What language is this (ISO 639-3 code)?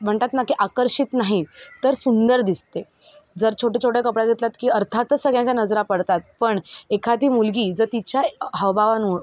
mar